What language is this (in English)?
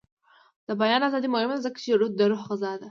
Pashto